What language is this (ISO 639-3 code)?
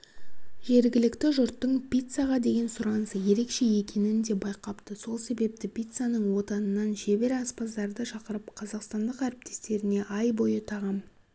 kaz